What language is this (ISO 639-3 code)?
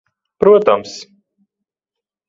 lav